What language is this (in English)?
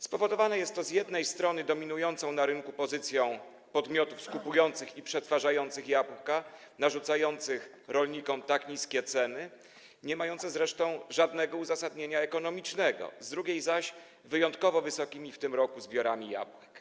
Polish